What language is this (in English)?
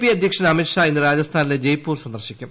Malayalam